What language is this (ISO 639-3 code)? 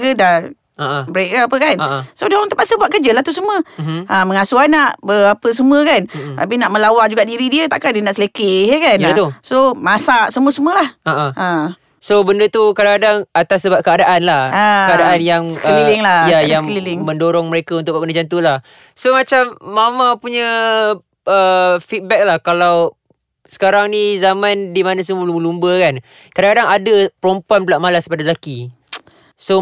msa